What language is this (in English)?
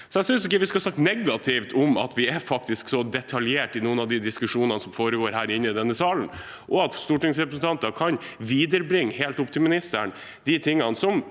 Norwegian